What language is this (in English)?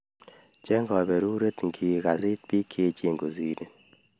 Kalenjin